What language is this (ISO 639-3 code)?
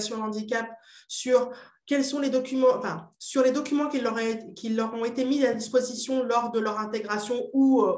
fra